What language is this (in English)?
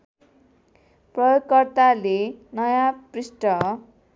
Nepali